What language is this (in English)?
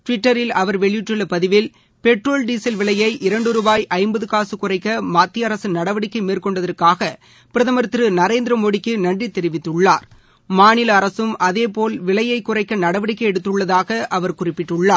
Tamil